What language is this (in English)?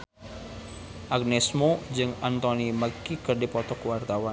Sundanese